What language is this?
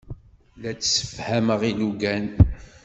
Kabyle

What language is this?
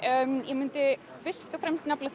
Icelandic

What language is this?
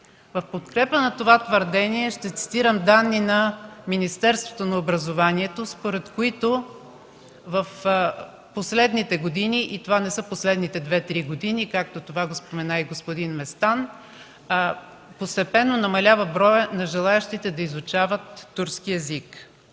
Bulgarian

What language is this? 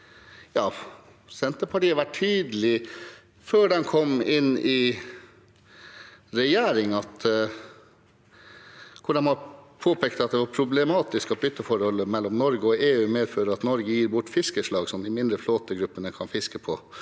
Norwegian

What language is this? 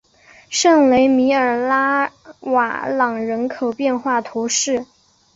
Chinese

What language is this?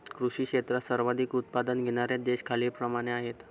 Marathi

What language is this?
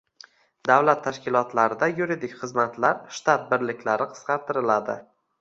Uzbek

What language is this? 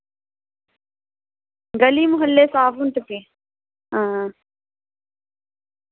Dogri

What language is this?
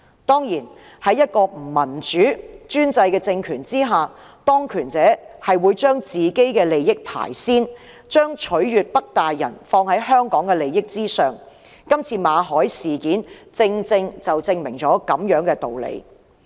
Cantonese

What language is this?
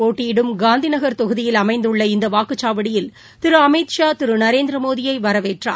Tamil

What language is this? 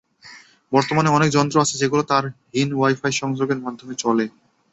Bangla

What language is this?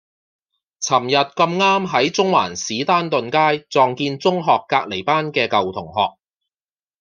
Cantonese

